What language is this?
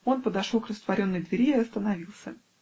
Russian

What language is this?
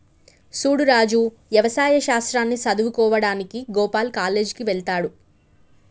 Telugu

